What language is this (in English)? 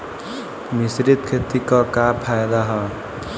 Bhojpuri